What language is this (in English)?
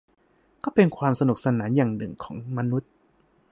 Thai